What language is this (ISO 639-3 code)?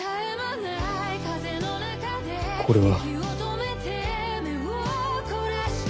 jpn